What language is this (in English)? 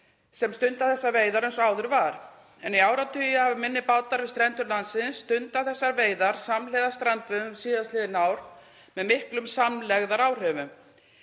Icelandic